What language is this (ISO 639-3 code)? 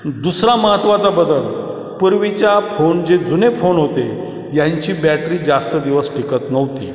mar